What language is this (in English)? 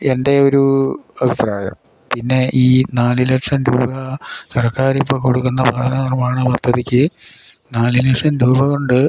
Malayalam